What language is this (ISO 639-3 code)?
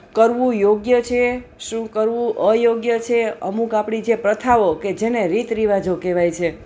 guj